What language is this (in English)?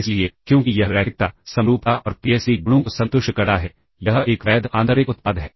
Hindi